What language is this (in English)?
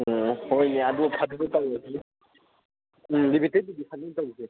Manipuri